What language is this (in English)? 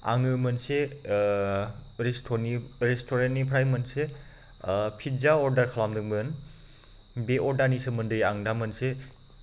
Bodo